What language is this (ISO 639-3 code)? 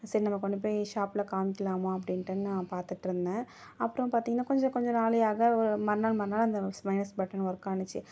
tam